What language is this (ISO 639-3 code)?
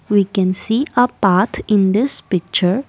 eng